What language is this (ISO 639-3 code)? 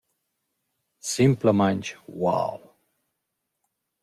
roh